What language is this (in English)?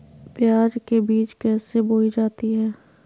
Magahi